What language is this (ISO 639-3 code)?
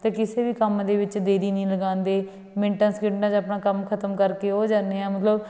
pan